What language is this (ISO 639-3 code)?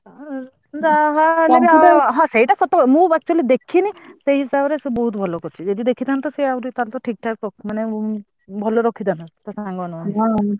ori